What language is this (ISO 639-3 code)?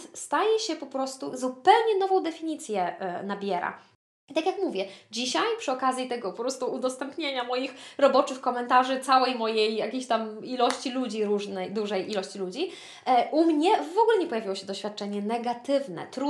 pol